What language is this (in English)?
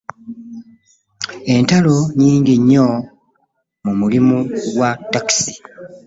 Ganda